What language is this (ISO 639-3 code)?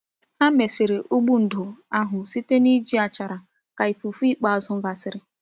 ibo